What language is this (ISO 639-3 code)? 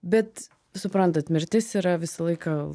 lit